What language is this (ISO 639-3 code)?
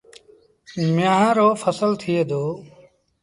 sbn